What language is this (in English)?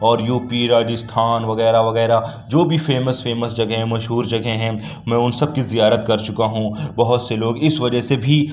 Urdu